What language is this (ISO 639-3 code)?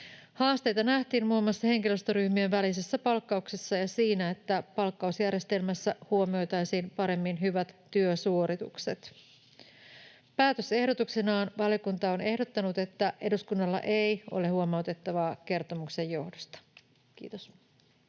fin